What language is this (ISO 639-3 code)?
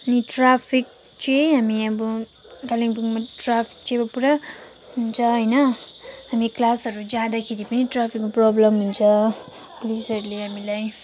nep